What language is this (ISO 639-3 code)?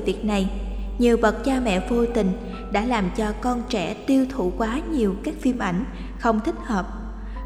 vie